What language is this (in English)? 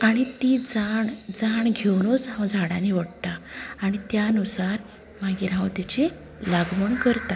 Konkani